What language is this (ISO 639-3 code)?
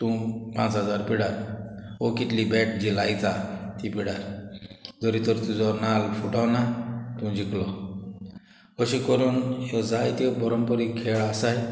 kok